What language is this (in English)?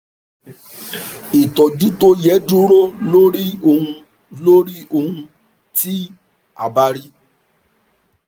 Yoruba